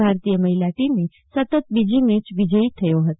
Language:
Gujarati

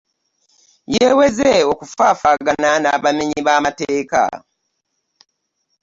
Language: Ganda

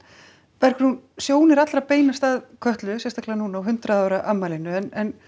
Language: Icelandic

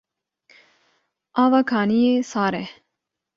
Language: Kurdish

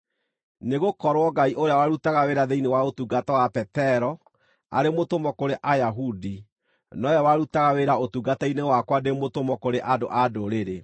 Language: Kikuyu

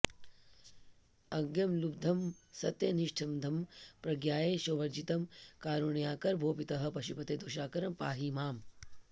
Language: Sanskrit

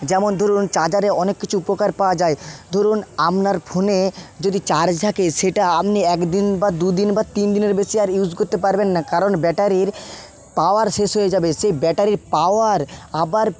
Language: Bangla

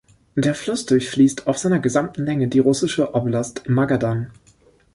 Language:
German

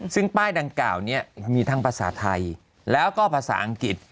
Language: Thai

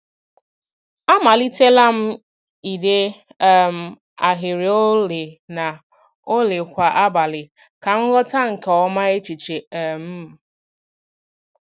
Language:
Igbo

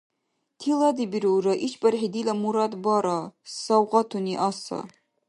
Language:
Dargwa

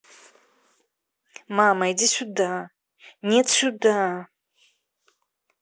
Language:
Russian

